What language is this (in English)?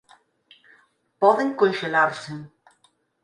Galician